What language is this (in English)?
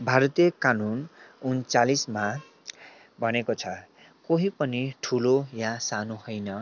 Nepali